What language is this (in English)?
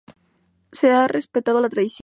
Spanish